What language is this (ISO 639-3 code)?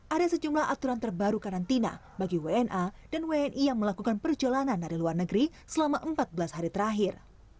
ind